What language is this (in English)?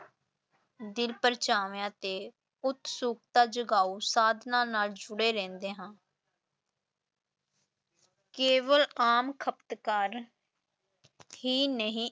Punjabi